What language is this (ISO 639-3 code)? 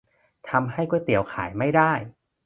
tha